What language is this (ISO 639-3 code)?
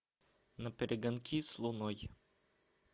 rus